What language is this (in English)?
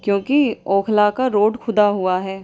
Urdu